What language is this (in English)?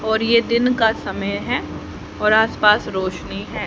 Hindi